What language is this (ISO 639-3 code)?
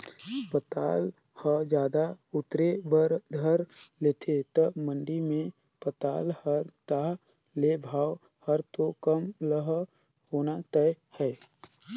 hne